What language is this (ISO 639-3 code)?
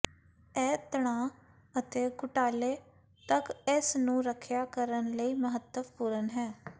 pan